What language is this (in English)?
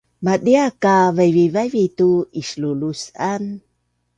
Bunun